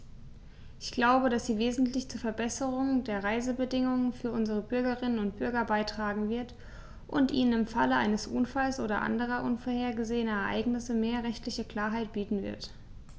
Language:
German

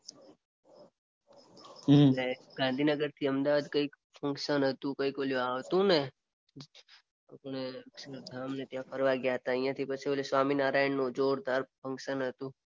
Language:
Gujarati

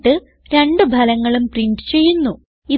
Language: Malayalam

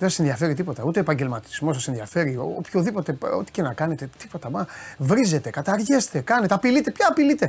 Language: Greek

